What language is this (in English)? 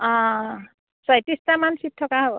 Assamese